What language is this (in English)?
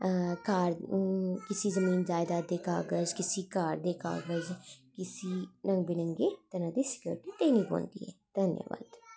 Dogri